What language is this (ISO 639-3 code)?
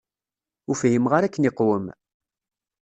kab